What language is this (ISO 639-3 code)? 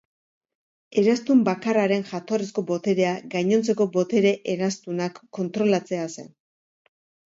eus